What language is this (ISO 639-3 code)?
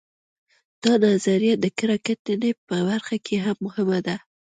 pus